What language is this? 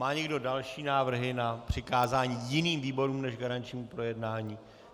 Czech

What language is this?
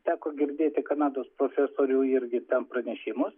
Lithuanian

